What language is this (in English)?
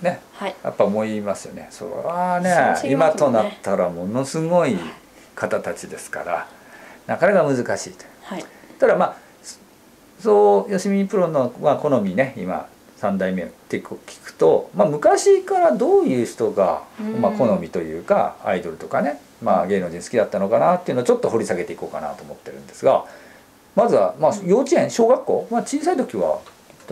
Japanese